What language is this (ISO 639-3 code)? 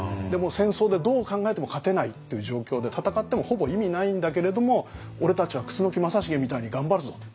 jpn